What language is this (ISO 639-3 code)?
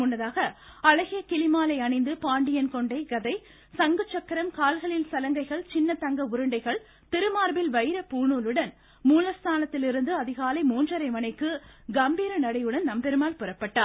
tam